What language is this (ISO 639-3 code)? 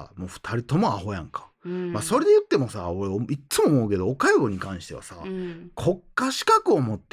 jpn